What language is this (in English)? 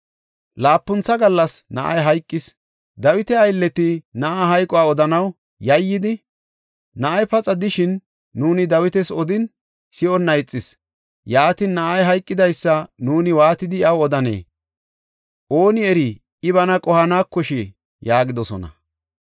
Gofa